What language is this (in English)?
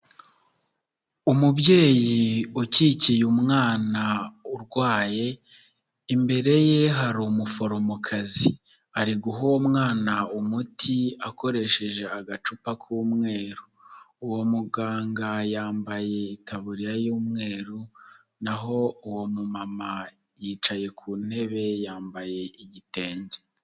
Kinyarwanda